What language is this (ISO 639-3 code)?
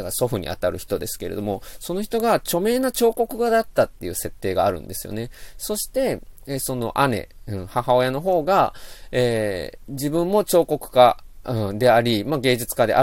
jpn